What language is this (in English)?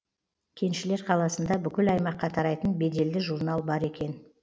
Kazakh